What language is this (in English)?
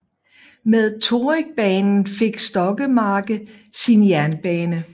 Danish